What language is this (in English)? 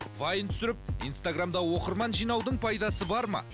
Kazakh